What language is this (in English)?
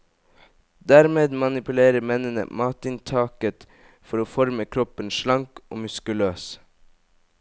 Norwegian